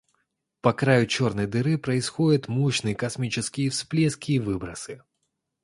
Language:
Russian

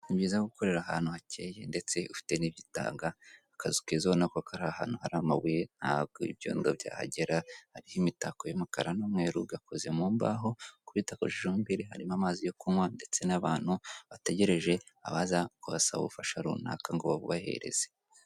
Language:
Kinyarwanda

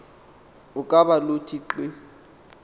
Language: Xhosa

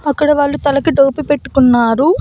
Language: Telugu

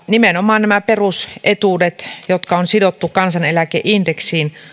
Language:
Finnish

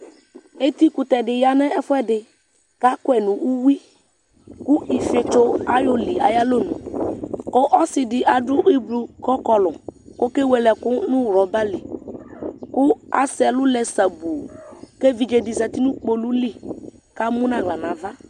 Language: Ikposo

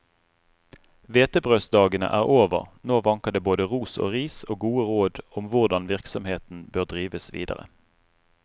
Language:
Norwegian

